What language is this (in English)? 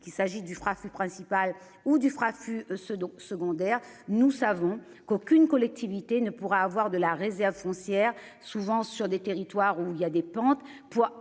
French